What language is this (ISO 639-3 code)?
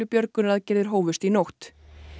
isl